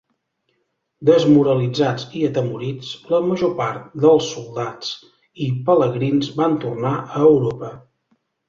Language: Catalan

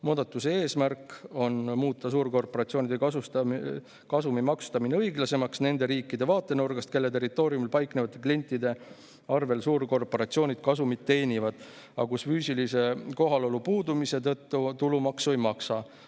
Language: Estonian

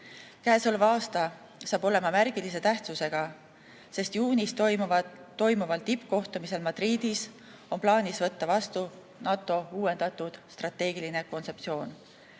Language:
Estonian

